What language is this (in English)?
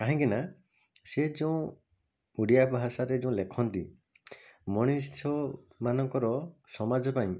Odia